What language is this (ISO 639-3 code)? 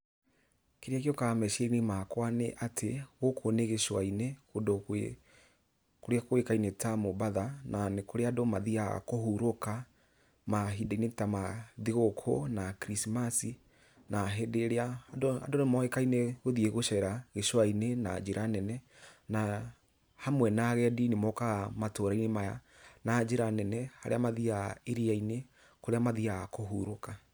kik